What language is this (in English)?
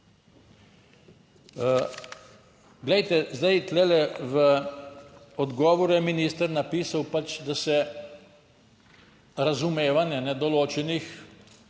Slovenian